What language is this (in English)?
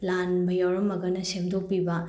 Manipuri